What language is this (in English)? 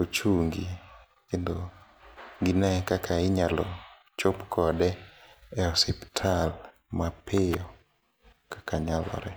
Luo (Kenya and Tanzania)